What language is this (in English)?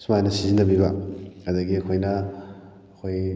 Manipuri